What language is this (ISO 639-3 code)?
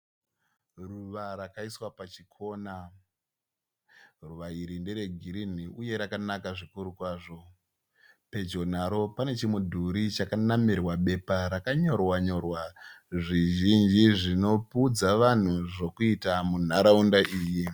sna